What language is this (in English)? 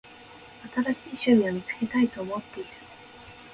Japanese